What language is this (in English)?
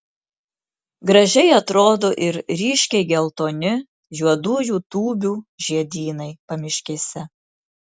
Lithuanian